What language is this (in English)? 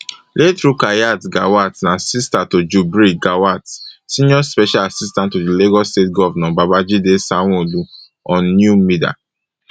Nigerian Pidgin